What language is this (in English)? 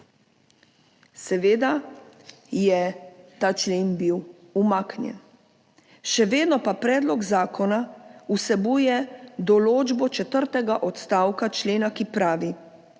Slovenian